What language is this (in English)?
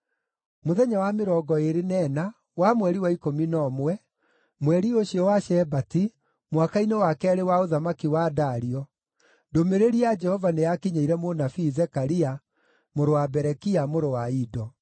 Kikuyu